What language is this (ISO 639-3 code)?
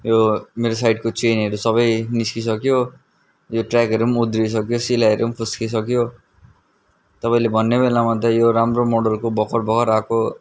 nep